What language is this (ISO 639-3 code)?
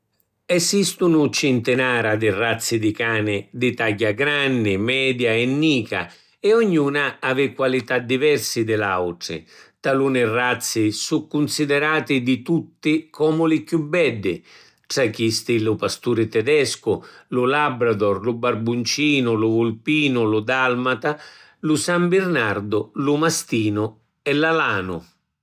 scn